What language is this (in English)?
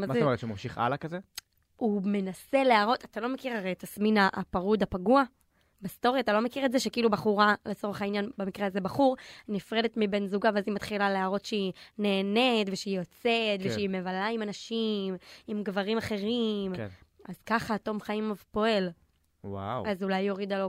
Hebrew